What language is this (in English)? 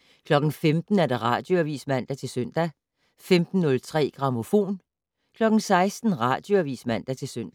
Danish